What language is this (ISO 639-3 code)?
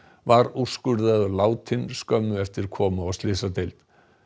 isl